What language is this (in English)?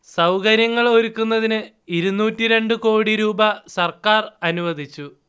Malayalam